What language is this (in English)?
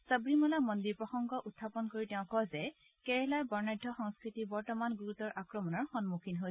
Assamese